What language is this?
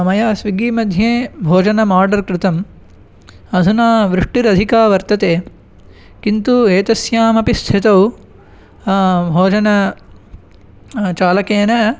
Sanskrit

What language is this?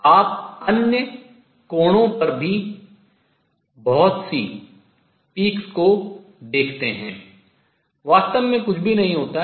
Hindi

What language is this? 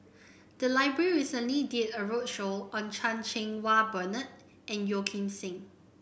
English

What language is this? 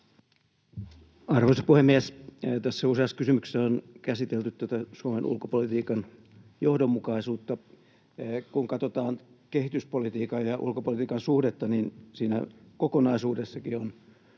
Finnish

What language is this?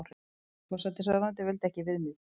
Icelandic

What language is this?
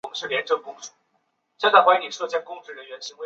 Chinese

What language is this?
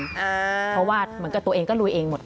Thai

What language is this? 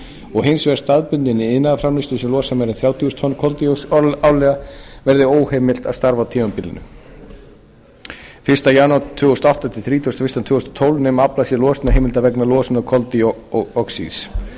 Icelandic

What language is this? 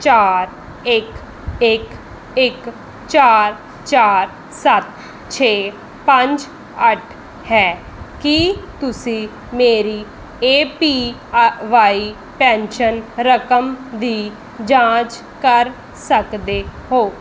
Punjabi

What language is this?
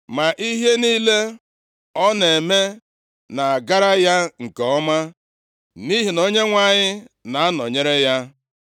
Igbo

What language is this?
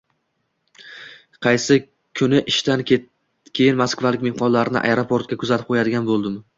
Uzbek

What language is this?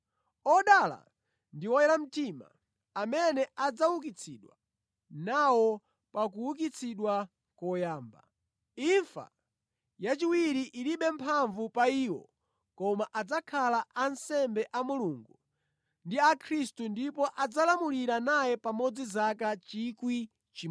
Nyanja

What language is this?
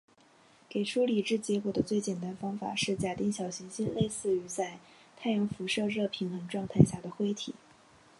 Chinese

